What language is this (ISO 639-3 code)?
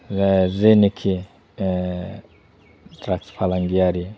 brx